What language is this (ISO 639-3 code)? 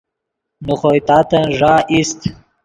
ydg